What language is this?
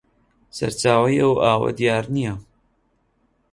Central Kurdish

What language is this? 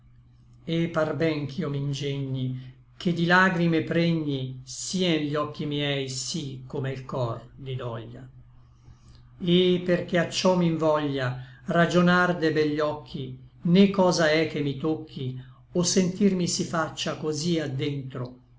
Italian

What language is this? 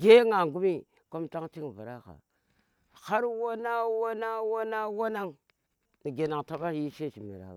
Tera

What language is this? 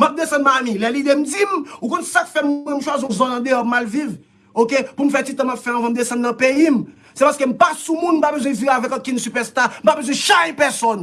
French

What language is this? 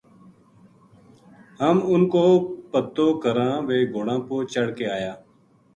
Gujari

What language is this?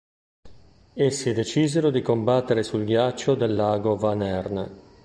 Italian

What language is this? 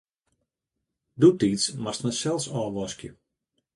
Western Frisian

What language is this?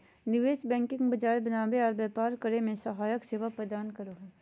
Magahi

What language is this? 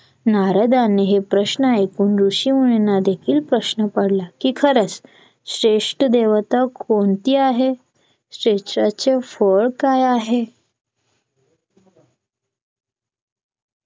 Marathi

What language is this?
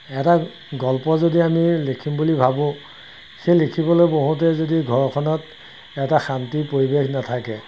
Assamese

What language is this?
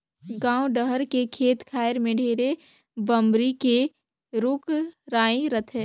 Chhattisgarhi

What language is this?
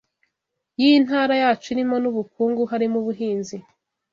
Kinyarwanda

